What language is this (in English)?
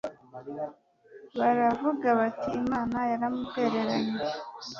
Kinyarwanda